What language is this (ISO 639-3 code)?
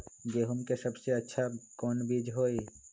mag